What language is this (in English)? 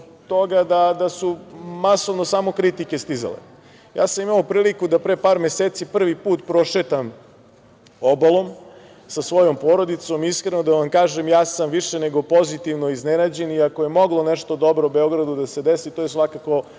Serbian